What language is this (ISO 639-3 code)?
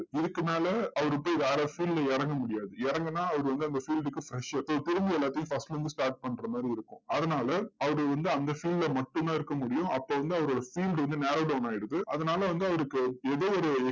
tam